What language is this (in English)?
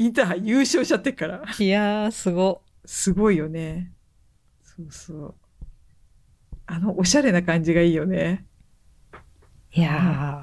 Japanese